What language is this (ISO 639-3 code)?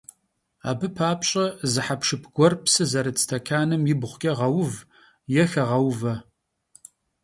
kbd